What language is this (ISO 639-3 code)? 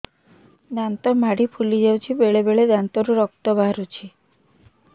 ori